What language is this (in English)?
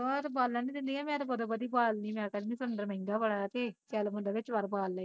Punjabi